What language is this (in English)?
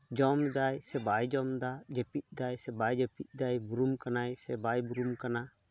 Santali